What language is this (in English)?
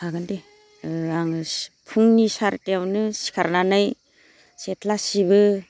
Bodo